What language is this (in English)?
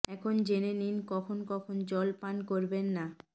Bangla